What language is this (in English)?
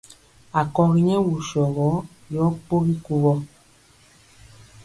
Mpiemo